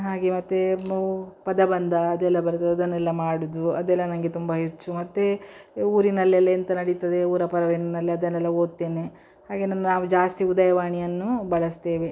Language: Kannada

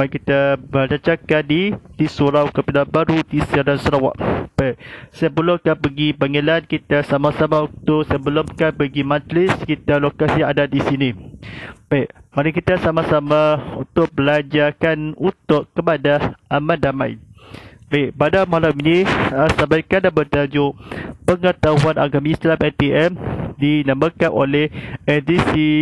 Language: Malay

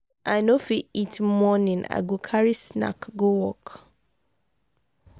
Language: Nigerian Pidgin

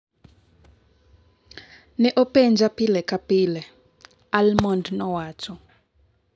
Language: Luo (Kenya and Tanzania)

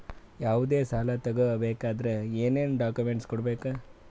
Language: Kannada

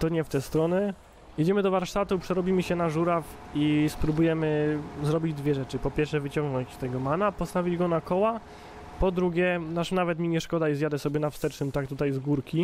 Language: Polish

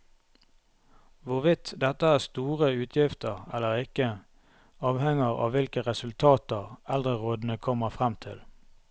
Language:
Norwegian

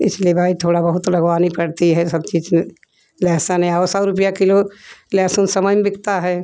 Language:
Hindi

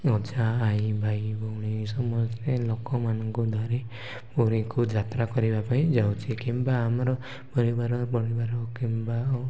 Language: Odia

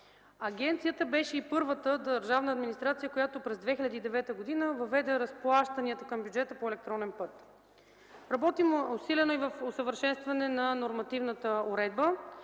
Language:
Bulgarian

